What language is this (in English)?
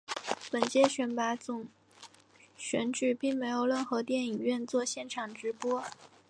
Chinese